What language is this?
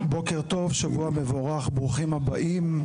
Hebrew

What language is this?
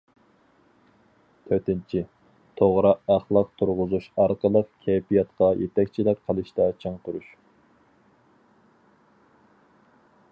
Uyghur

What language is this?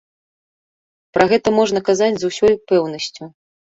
Belarusian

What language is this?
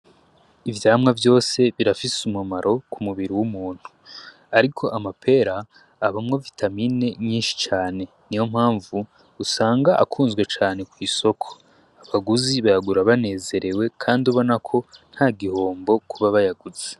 Rundi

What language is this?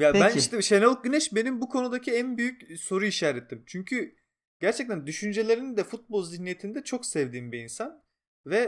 Turkish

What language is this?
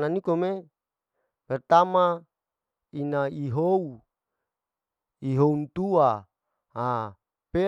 Larike-Wakasihu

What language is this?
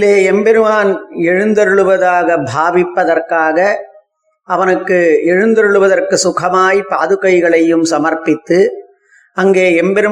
Tamil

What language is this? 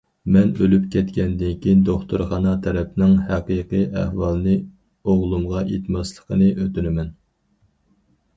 Uyghur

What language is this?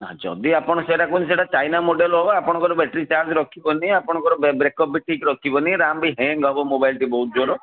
Odia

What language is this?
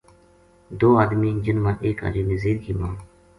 Gujari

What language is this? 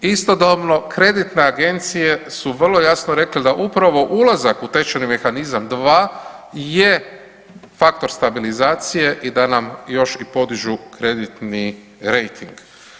Croatian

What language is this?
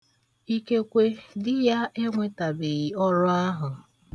Igbo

